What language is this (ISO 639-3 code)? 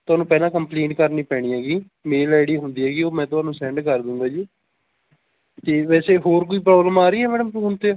pan